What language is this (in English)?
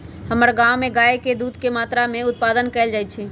Magahi